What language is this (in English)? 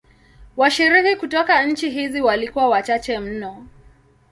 Swahili